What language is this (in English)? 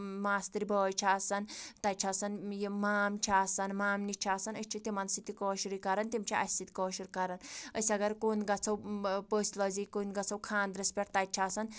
Kashmiri